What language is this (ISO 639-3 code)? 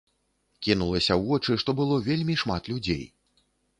bel